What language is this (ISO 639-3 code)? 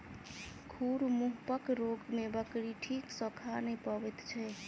mai